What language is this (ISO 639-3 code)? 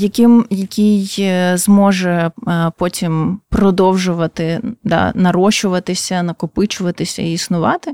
ukr